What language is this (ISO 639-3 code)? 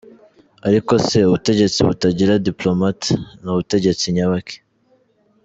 kin